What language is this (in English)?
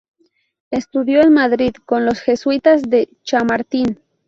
Spanish